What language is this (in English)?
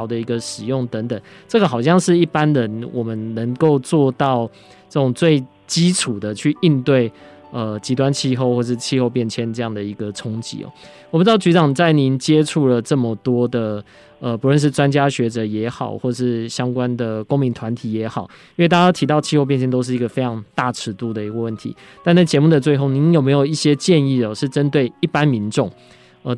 Chinese